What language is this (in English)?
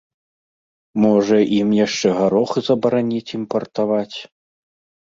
Belarusian